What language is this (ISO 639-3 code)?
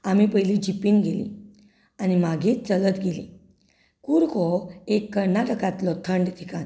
kok